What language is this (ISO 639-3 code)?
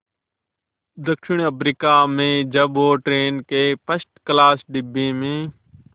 hin